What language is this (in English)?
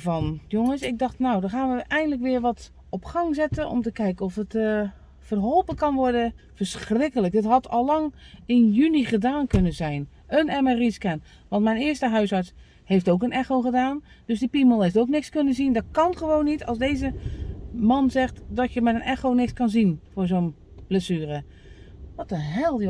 Dutch